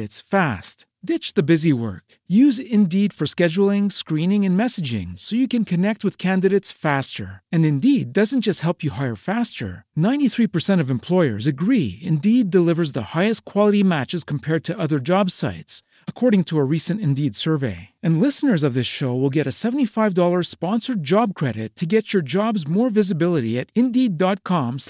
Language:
Polish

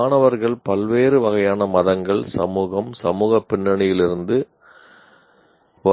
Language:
Tamil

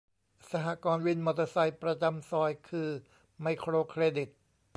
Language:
Thai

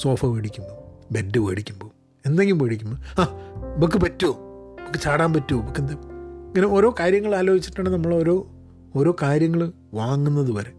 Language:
Malayalam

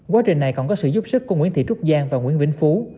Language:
Vietnamese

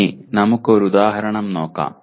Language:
Malayalam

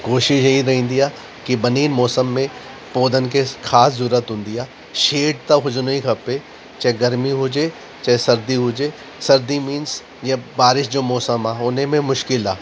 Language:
Sindhi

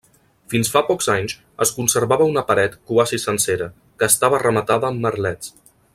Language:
Catalan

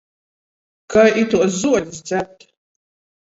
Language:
Latgalian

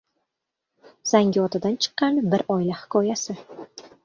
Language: Uzbek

